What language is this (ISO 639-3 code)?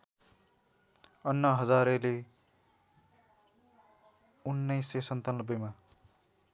nep